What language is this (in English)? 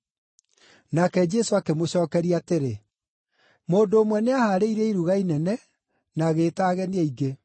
Kikuyu